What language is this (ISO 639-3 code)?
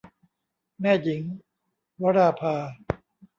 tha